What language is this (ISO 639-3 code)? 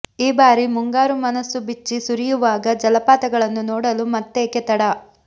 kan